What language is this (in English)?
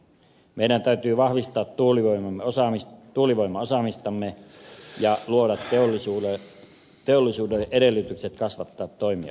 Finnish